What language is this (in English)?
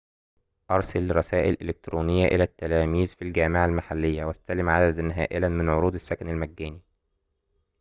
Arabic